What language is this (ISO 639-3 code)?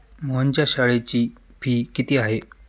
mar